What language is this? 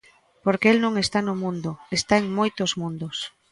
Galician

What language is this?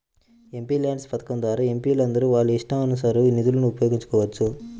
Telugu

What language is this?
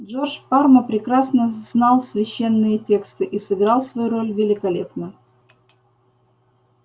Russian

